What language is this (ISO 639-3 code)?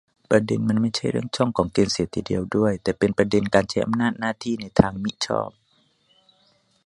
tha